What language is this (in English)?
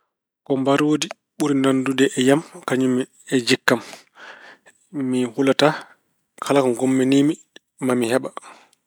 Fula